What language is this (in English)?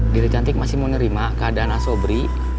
Indonesian